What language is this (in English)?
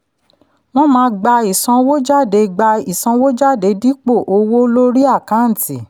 Yoruba